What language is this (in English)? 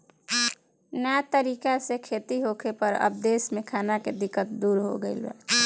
Bhojpuri